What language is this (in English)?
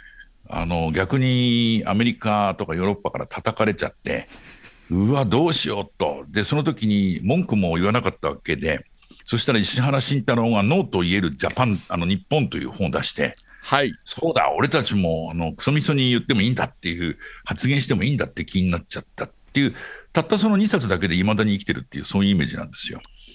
Japanese